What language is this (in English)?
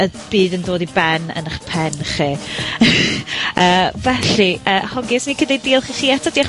Welsh